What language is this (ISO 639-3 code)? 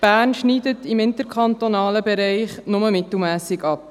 gsw